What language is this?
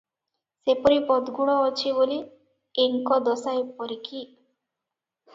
Odia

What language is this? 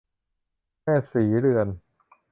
Thai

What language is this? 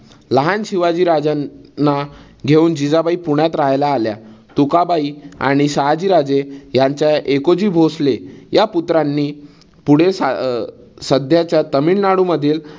Marathi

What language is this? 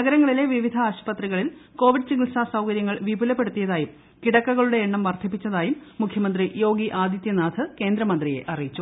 Malayalam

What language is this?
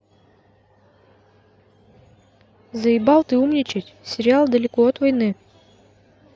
Russian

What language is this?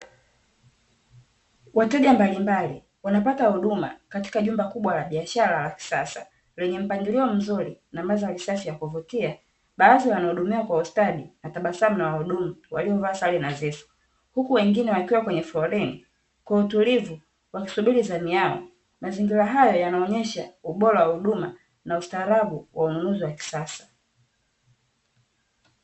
Swahili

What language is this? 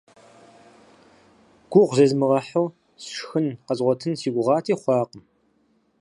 Kabardian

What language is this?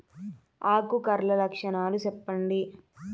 Telugu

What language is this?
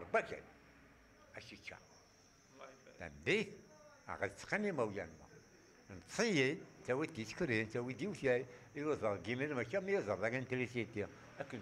Arabic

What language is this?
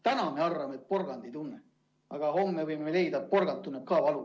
Estonian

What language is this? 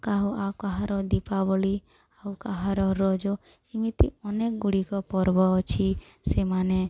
Odia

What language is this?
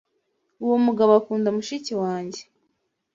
Kinyarwanda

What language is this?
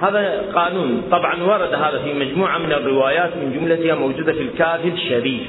Arabic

